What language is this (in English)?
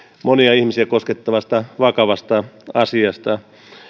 Finnish